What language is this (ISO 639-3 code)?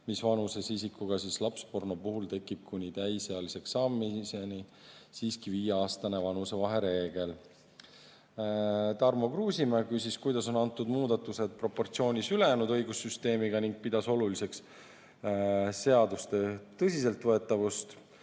est